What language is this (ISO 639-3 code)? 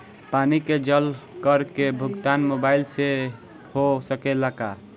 bho